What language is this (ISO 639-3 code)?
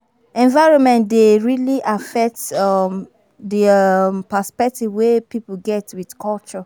pcm